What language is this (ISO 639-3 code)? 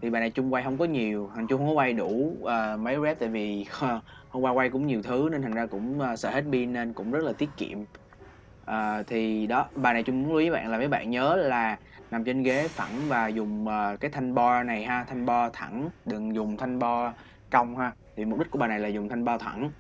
vie